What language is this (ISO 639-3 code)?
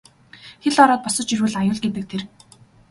mon